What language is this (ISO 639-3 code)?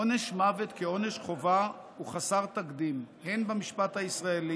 heb